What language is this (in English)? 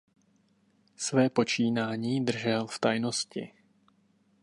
Czech